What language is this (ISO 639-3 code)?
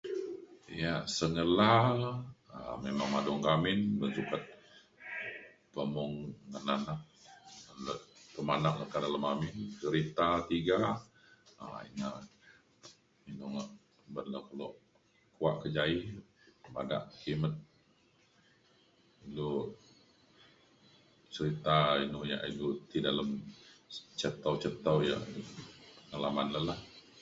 xkl